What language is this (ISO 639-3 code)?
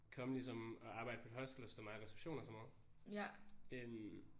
dan